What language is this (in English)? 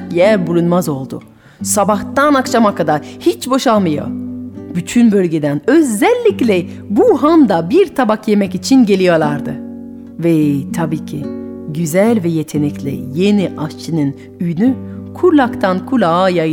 Turkish